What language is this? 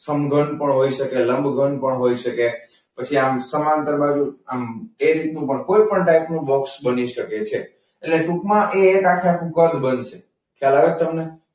Gujarati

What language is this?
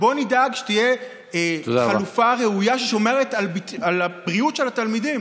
Hebrew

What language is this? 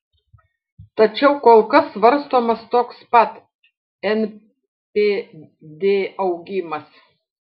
Lithuanian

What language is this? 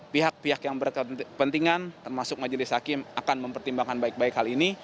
Indonesian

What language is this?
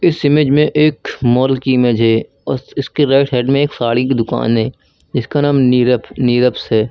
Hindi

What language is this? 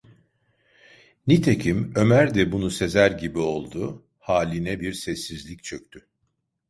Turkish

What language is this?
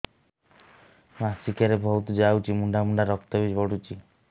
Odia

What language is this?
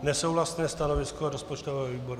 Czech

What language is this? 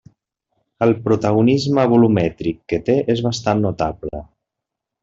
Catalan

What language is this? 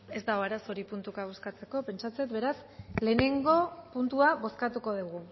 Basque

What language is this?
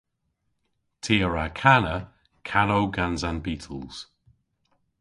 Cornish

